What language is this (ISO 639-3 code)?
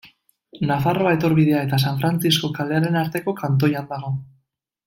eus